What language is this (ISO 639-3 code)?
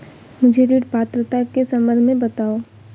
hin